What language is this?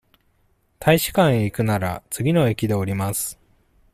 Japanese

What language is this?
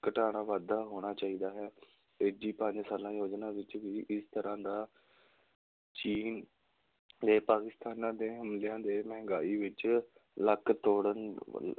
Punjabi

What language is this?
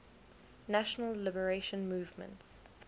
English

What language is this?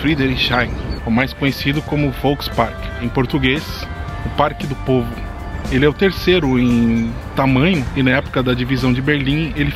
Portuguese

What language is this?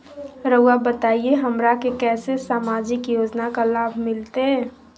Magahi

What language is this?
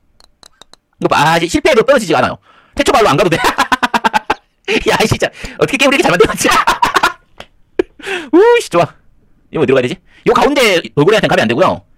Korean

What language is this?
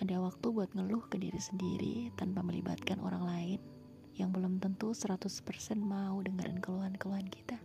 Indonesian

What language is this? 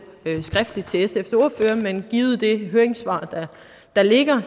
Danish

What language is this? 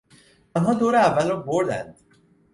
Persian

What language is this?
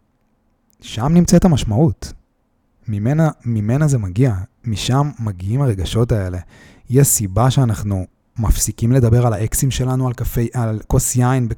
Hebrew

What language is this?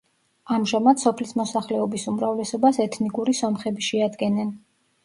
Georgian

